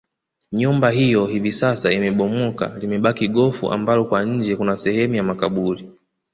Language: Swahili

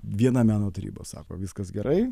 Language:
Lithuanian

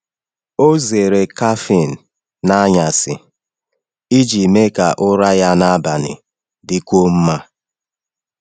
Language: Igbo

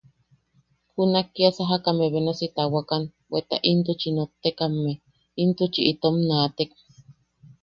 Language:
Yaqui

